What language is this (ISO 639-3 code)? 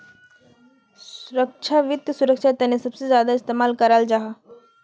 mag